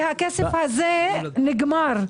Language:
Hebrew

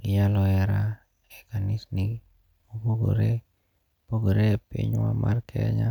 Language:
Luo (Kenya and Tanzania)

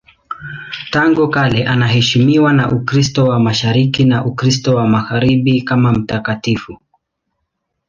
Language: Swahili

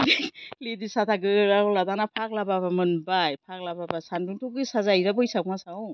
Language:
Bodo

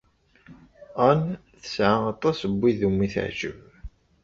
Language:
Kabyle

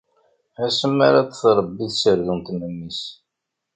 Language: Kabyle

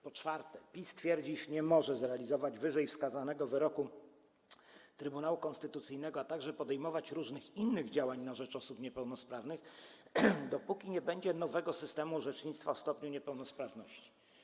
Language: Polish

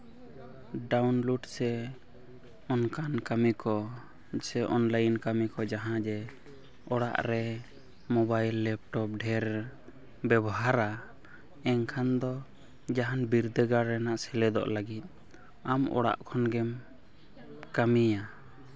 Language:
Santali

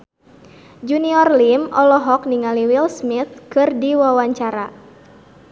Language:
Sundanese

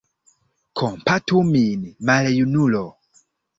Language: Esperanto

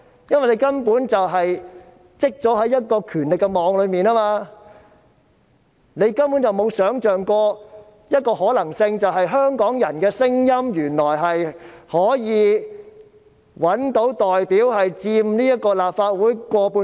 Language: Cantonese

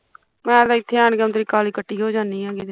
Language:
Punjabi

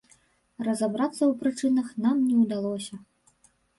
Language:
Belarusian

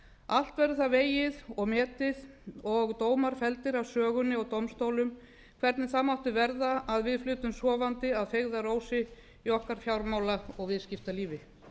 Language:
Icelandic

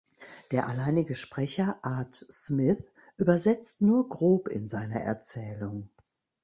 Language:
German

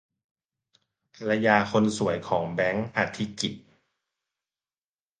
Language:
Thai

